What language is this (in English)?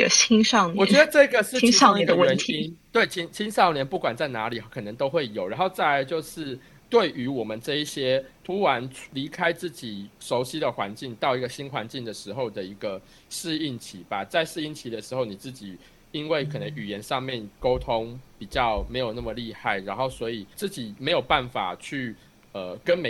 Chinese